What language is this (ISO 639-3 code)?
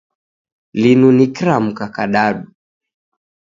dav